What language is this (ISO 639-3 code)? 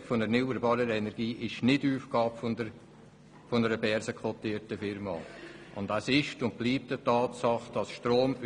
gsw